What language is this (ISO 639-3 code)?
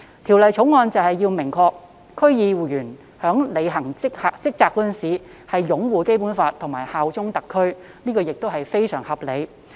yue